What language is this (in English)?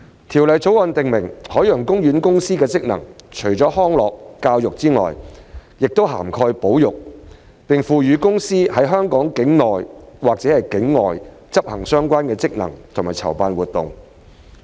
Cantonese